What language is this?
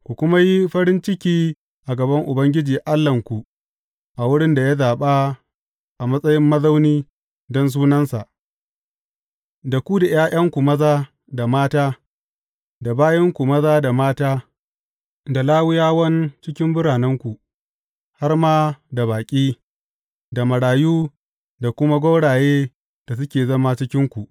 Hausa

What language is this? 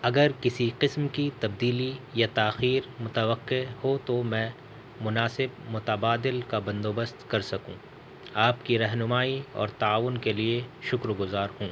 Urdu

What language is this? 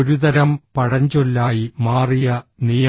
Malayalam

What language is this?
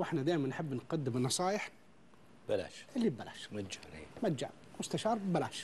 Arabic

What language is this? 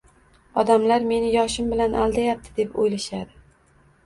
Uzbek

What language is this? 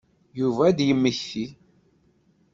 Kabyle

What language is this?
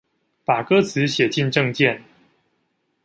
Chinese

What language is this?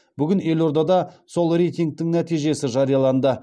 Kazakh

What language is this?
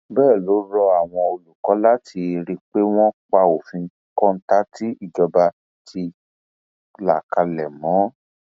Yoruba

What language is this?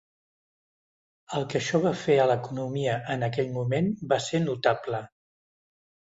Catalan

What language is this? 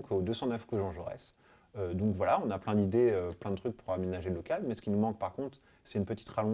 French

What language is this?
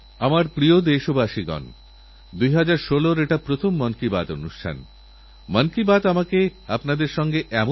Bangla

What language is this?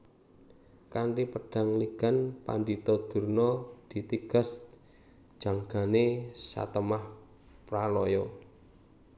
Javanese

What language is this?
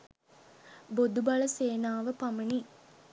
Sinhala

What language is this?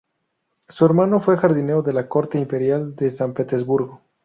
Spanish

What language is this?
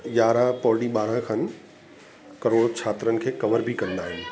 Sindhi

